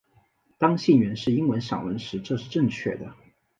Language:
Chinese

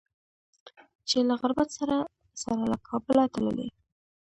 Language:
Pashto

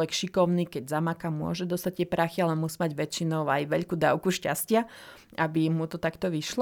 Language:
Slovak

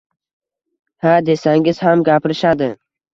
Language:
Uzbek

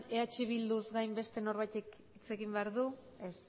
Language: Basque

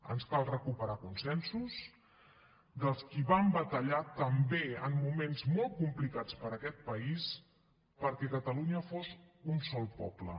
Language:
Catalan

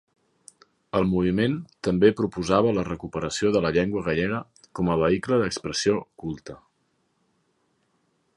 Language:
Catalan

